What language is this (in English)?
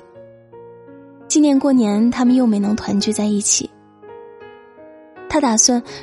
Chinese